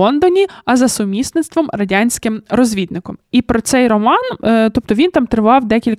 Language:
Ukrainian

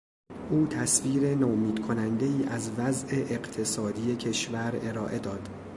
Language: Persian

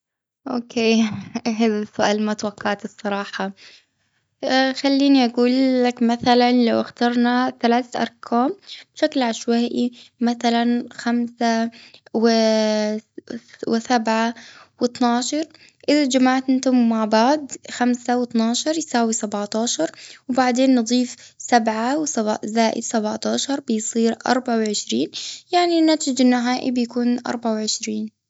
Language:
Gulf Arabic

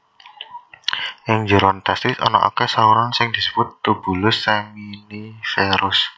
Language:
Javanese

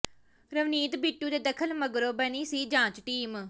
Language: Punjabi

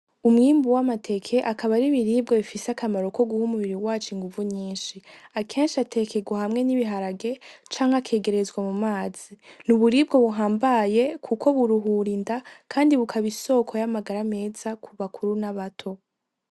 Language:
Rundi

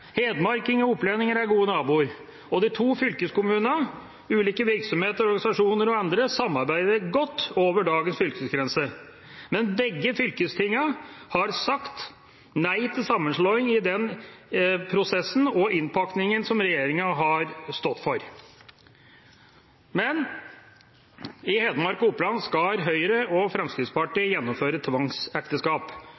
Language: Norwegian Bokmål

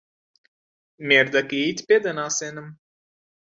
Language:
Central Kurdish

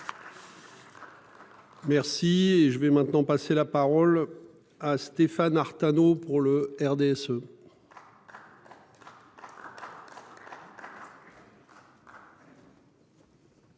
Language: French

